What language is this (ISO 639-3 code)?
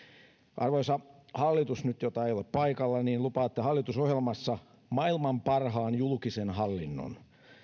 fin